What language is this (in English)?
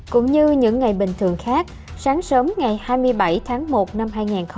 Vietnamese